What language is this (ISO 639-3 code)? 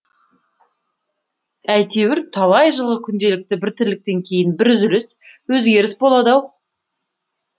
kaz